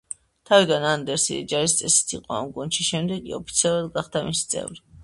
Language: Georgian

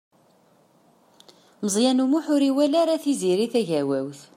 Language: Kabyle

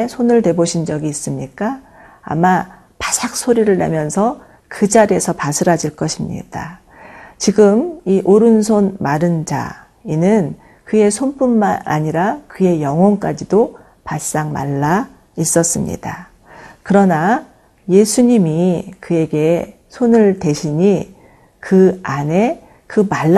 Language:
Korean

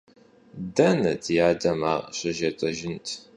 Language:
Kabardian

